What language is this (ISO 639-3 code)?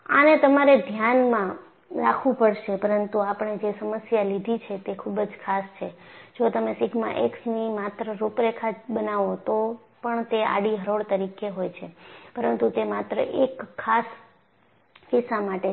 guj